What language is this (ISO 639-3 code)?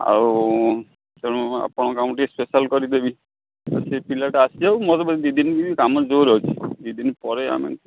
ori